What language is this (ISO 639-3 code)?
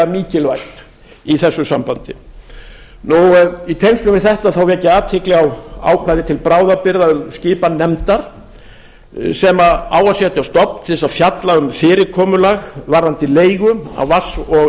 isl